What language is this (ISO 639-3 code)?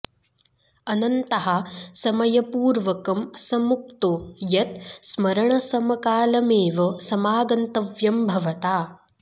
san